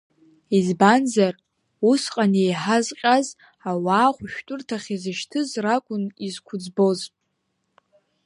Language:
Abkhazian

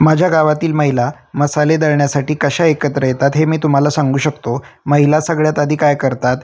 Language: Marathi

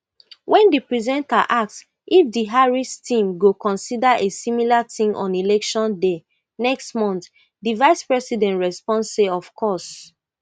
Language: Nigerian Pidgin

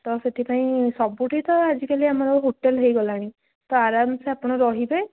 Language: Odia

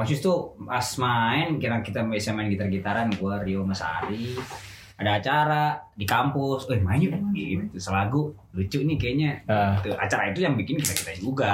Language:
Indonesian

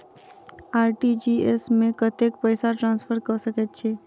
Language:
Maithili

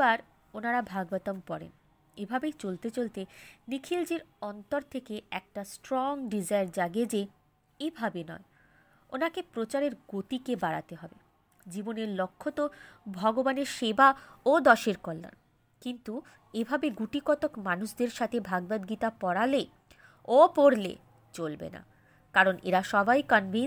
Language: Bangla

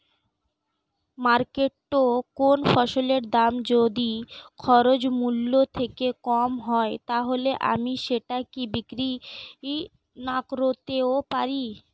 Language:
Bangla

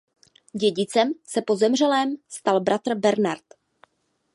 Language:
Czech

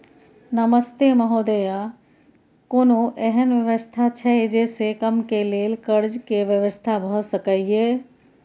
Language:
Maithili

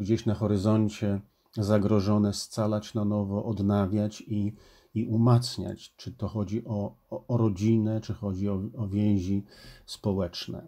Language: Polish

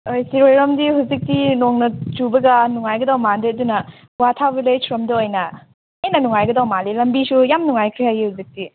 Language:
Manipuri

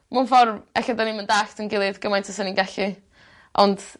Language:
Welsh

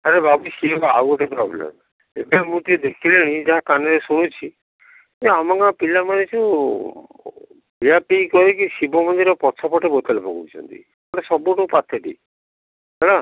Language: Odia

